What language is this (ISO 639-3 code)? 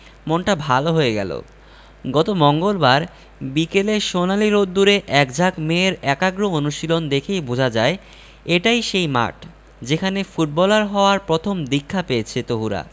ben